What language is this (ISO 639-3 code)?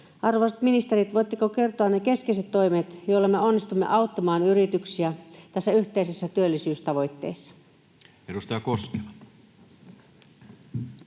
fin